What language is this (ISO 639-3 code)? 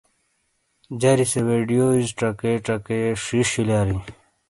scl